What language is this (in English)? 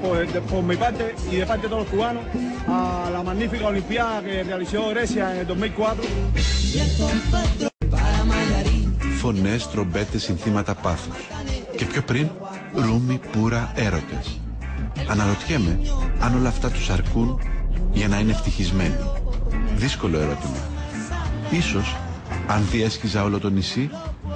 Greek